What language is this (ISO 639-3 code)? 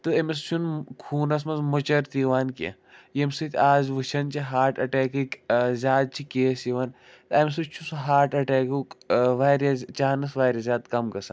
kas